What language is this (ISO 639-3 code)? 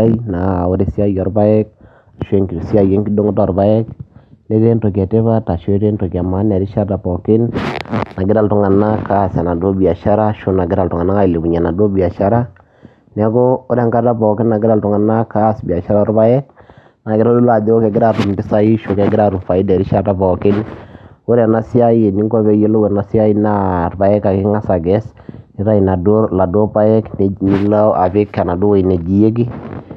mas